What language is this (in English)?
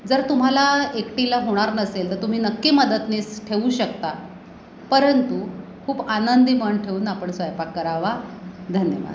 Marathi